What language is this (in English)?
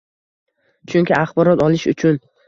Uzbek